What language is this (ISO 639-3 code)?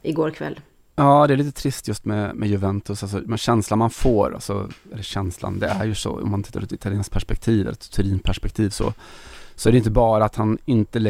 swe